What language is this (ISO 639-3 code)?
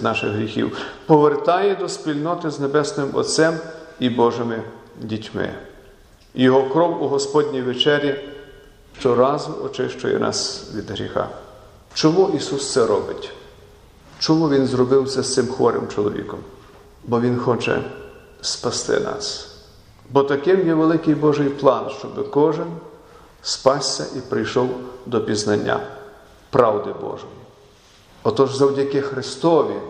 ukr